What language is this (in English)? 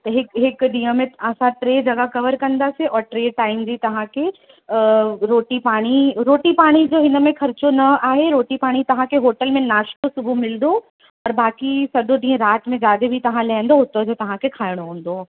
Sindhi